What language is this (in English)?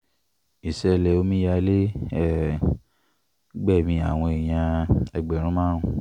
Yoruba